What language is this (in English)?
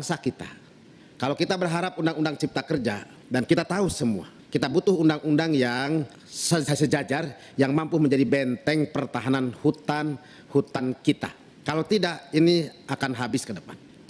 Indonesian